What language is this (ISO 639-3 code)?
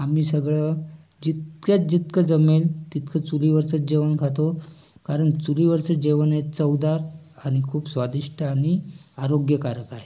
mar